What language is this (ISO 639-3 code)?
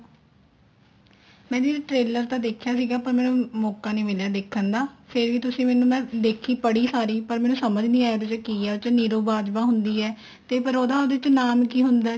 pan